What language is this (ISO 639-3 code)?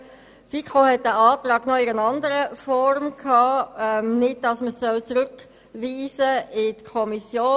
gsw